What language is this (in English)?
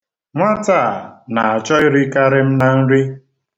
Igbo